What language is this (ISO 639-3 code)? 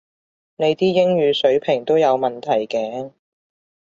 yue